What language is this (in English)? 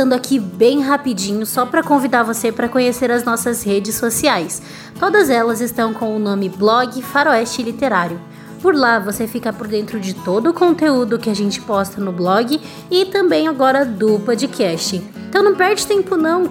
Portuguese